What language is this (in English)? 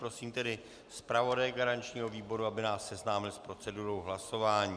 Czech